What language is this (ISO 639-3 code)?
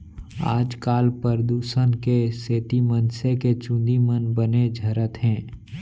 hne